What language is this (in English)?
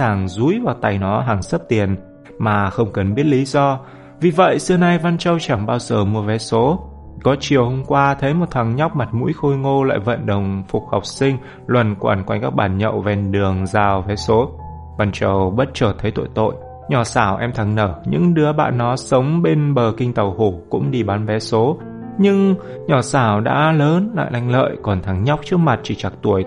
Vietnamese